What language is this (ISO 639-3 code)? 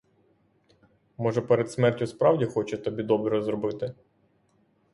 ukr